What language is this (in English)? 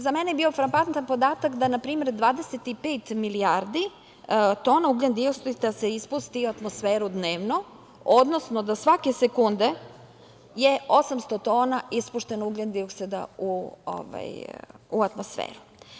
Serbian